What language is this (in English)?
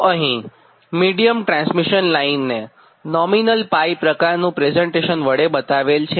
Gujarati